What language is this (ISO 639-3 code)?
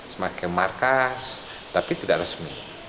ind